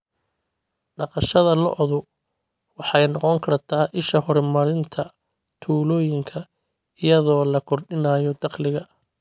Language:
Somali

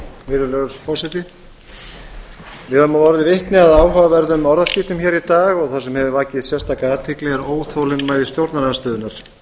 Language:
Icelandic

